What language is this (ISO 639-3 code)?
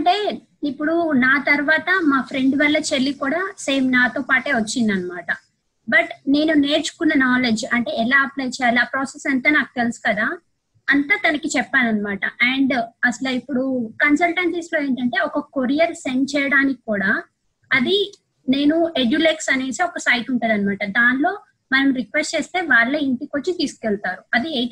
tel